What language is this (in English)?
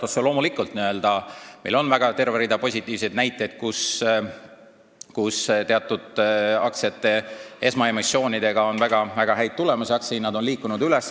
Estonian